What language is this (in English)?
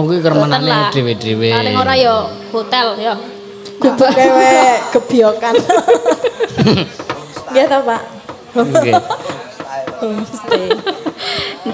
Indonesian